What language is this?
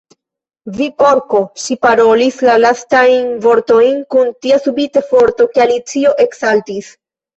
Esperanto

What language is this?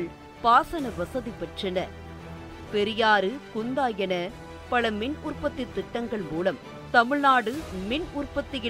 Tamil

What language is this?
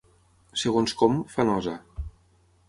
Catalan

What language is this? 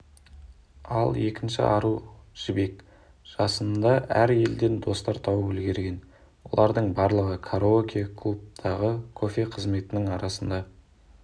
Kazakh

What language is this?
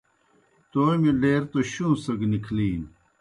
Kohistani Shina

